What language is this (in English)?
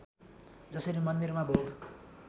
Nepali